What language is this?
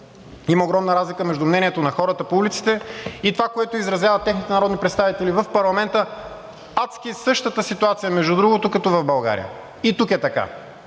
Bulgarian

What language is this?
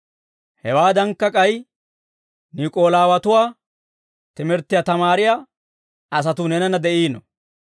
Dawro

